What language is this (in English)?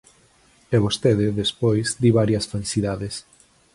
Galician